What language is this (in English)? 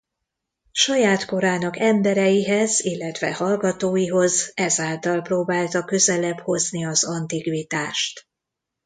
Hungarian